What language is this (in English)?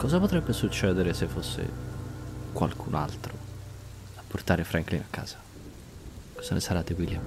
Italian